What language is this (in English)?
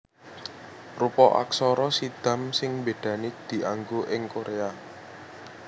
Javanese